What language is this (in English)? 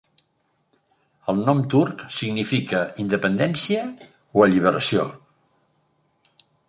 Catalan